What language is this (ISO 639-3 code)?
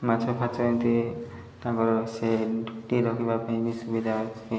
ori